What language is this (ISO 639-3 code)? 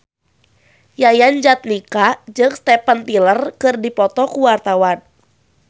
sun